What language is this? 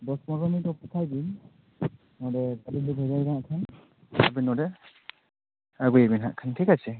Santali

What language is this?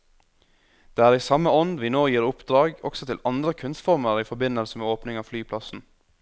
Norwegian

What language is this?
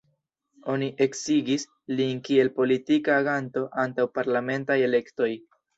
Esperanto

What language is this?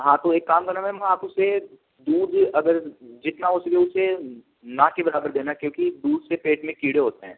Hindi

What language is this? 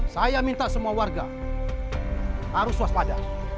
Indonesian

